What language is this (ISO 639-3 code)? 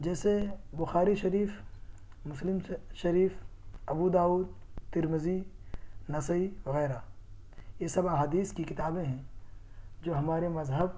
urd